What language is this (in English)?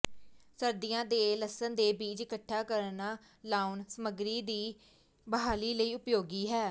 Punjabi